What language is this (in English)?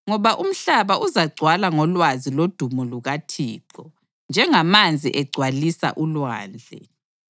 North Ndebele